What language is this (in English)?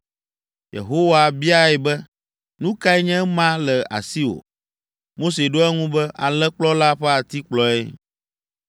Ewe